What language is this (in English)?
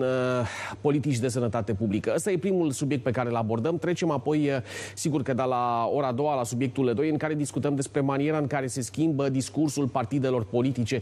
Romanian